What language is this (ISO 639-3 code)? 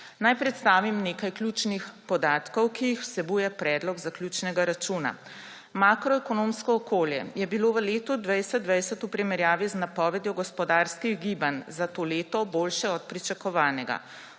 slv